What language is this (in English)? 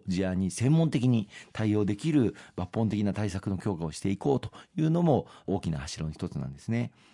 Japanese